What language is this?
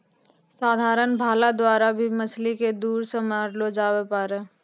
Maithili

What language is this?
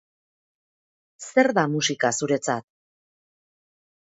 Basque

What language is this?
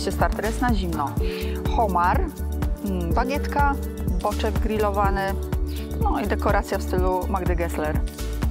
Polish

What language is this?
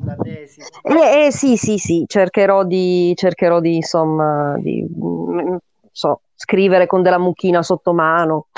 Italian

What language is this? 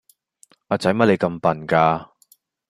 Cantonese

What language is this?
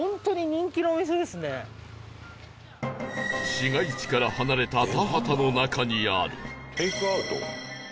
Japanese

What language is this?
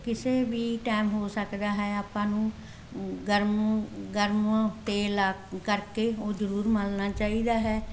Punjabi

